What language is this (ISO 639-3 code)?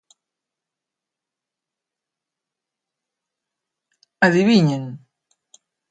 glg